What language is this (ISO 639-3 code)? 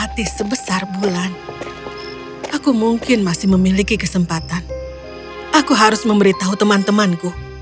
ind